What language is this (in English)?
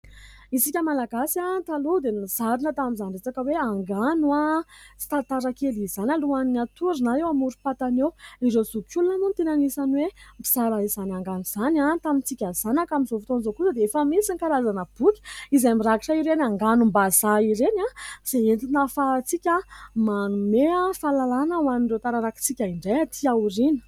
Malagasy